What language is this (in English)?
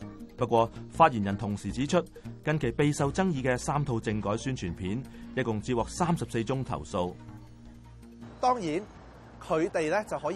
Chinese